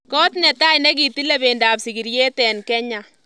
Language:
Kalenjin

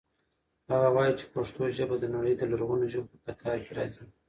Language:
Pashto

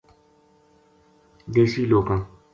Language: Gujari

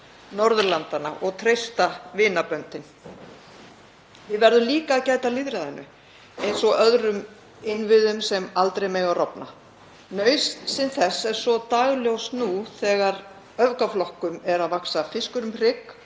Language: Icelandic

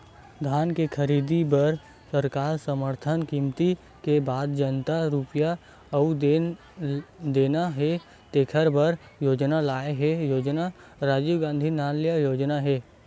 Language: Chhattisgarhi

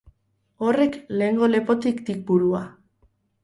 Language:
Basque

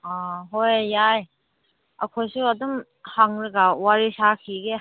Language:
Manipuri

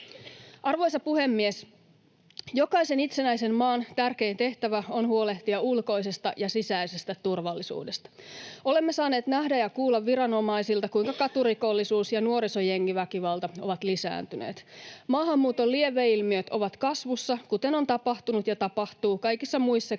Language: Finnish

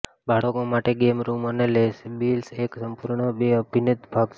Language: Gujarati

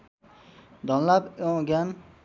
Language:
Nepali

